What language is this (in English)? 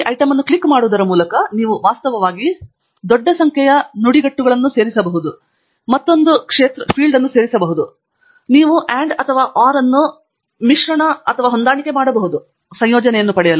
Kannada